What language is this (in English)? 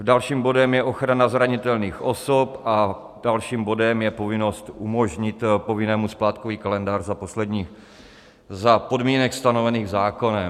Czech